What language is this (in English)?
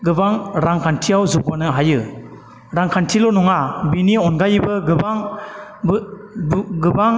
Bodo